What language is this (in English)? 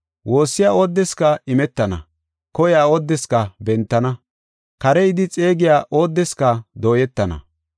Gofa